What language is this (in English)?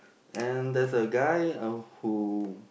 English